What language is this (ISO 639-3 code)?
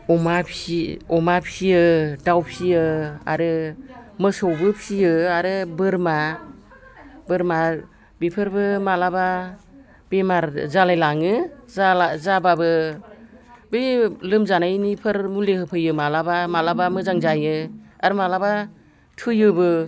brx